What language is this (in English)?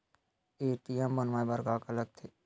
Chhattisgarhi